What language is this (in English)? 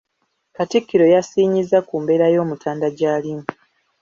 Ganda